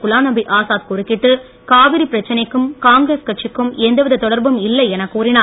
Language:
Tamil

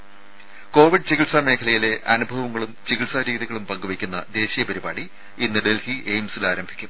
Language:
Malayalam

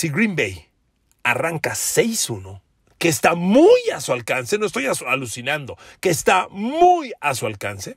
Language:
Spanish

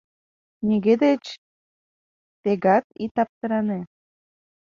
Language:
Mari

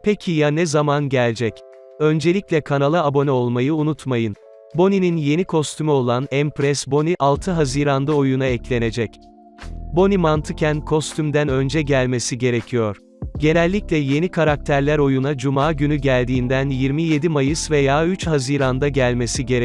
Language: Turkish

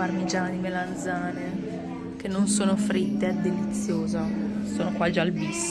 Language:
Italian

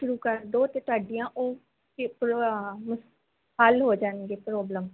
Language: Punjabi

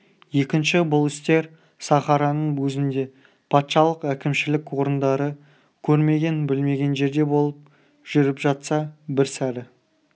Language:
Kazakh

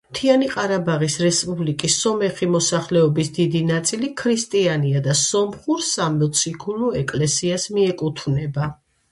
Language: Georgian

